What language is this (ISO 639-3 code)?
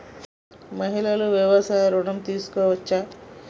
tel